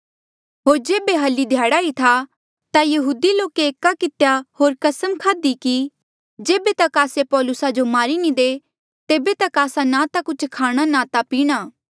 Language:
Mandeali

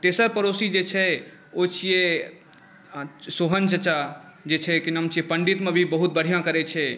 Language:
Maithili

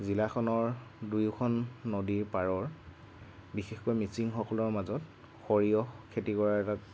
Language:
Assamese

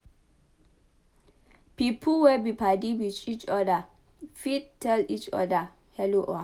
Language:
Nigerian Pidgin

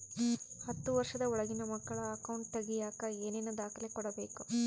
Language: Kannada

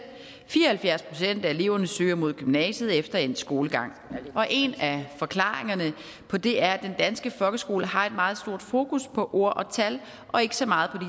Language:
Danish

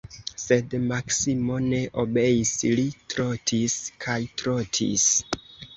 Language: Esperanto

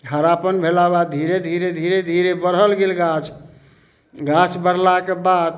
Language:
Maithili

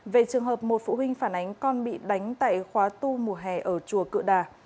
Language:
Vietnamese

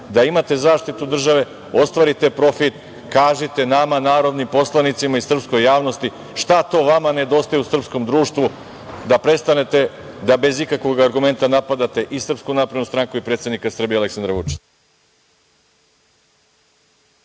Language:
Serbian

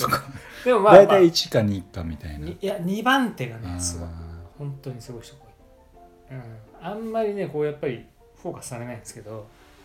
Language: Japanese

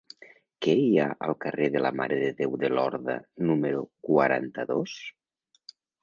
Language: Catalan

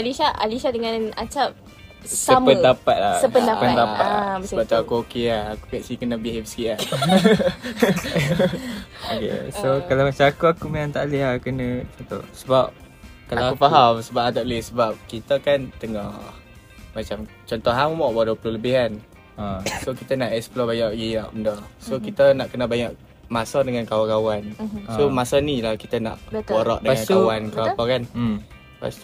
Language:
Malay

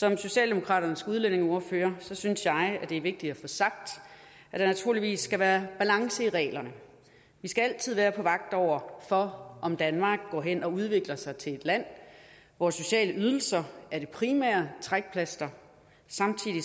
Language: Danish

